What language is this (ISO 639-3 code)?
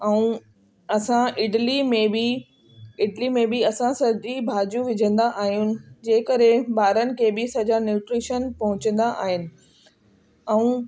snd